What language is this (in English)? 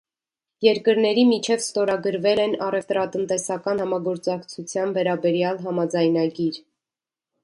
Armenian